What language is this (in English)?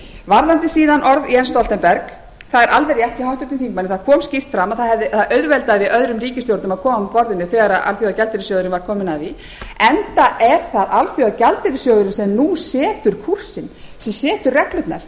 Icelandic